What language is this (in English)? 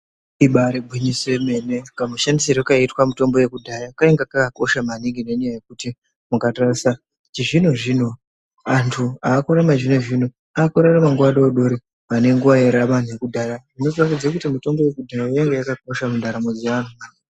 Ndau